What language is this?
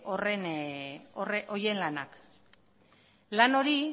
Basque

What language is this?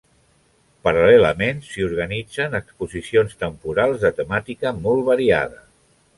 Catalan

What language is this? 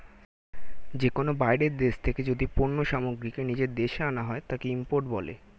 Bangla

